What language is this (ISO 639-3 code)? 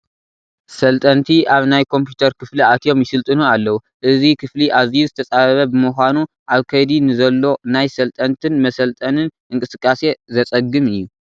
tir